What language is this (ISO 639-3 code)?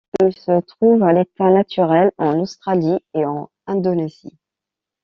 fra